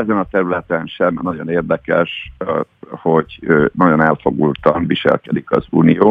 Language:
Hungarian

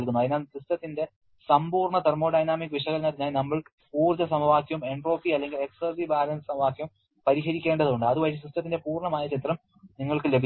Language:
Malayalam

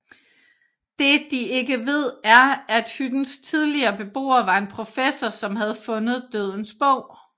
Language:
Danish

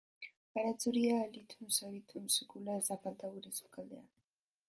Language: Basque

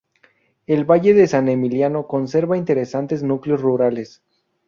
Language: Spanish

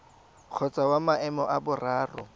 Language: Tswana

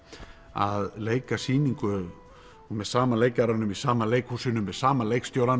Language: Icelandic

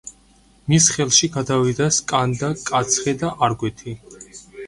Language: Georgian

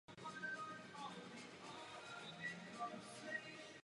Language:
Czech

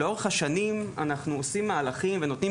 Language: Hebrew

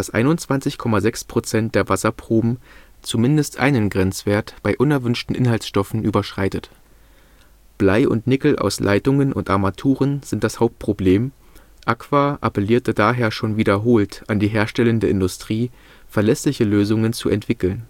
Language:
German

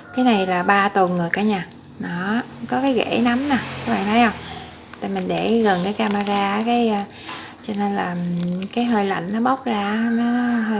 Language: Vietnamese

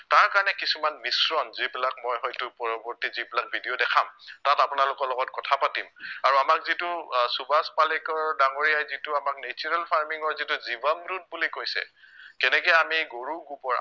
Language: Assamese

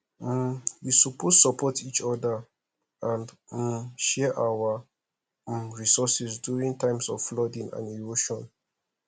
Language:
Nigerian Pidgin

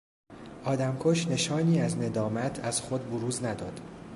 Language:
Persian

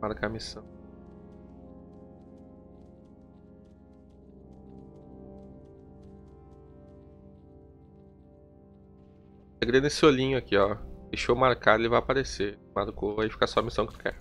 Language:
Portuguese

